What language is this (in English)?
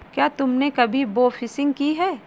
Hindi